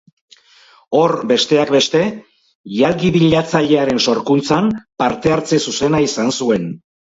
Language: Basque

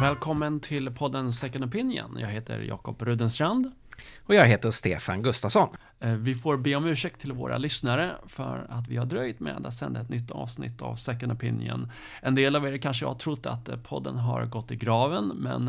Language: Swedish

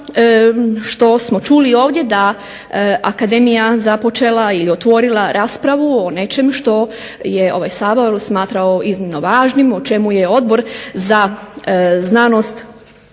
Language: Croatian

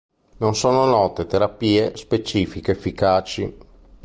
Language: Italian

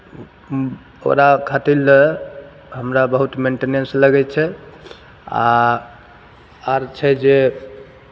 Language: Maithili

